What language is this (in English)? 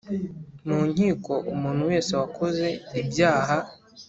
Kinyarwanda